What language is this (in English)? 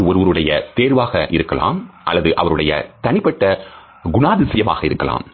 Tamil